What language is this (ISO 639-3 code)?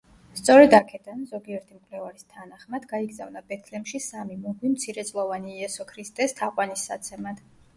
kat